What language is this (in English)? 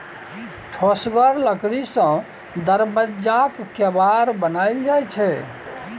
Maithili